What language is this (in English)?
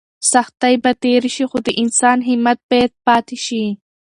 Pashto